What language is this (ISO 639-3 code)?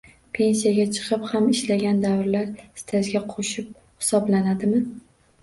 uzb